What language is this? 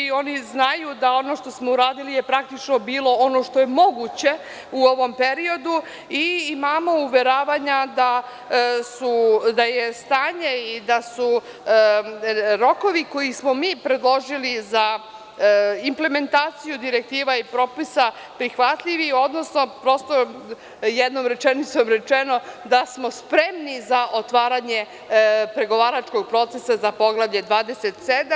Serbian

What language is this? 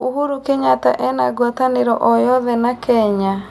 Kikuyu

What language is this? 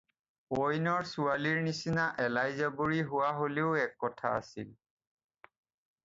Assamese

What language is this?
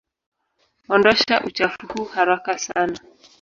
Swahili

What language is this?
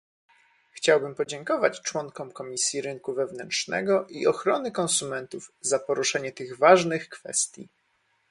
Polish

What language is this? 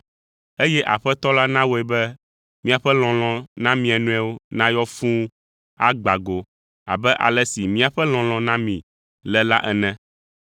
Ewe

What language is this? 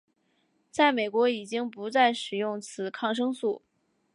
Chinese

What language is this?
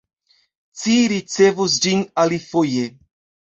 Esperanto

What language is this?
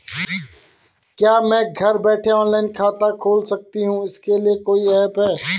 Hindi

